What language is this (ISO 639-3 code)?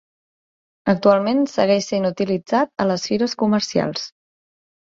cat